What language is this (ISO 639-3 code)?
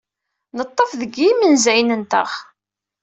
kab